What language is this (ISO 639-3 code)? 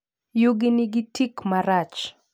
luo